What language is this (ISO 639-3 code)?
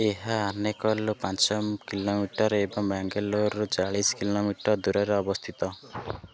ori